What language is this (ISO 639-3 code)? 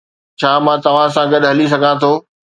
snd